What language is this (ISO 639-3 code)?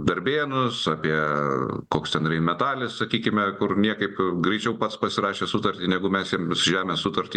lit